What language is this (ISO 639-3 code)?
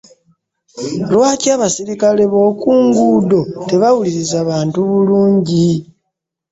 lug